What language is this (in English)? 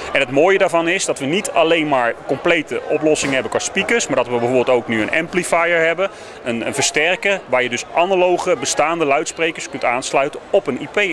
Dutch